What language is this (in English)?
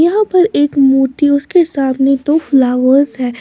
Hindi